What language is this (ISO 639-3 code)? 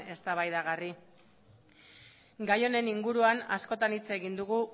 eus